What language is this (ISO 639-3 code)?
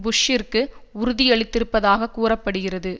tam